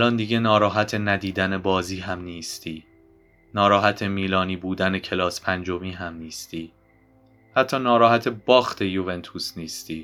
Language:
Persian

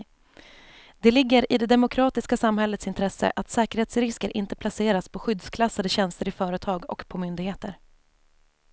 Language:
Swedish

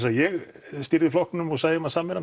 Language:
Icelandic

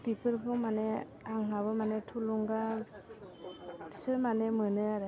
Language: Bodo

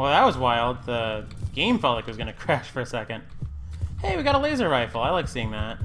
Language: English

